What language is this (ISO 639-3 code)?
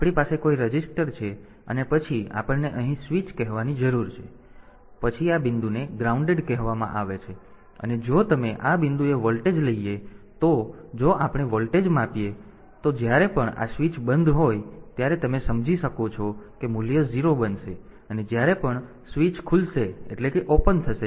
guj